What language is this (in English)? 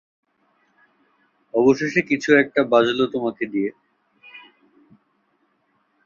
Bangla